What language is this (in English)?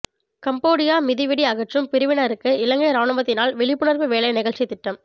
Tamil